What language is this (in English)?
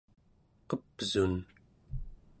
Central Yupik